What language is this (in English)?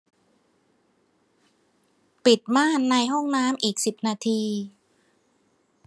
Thai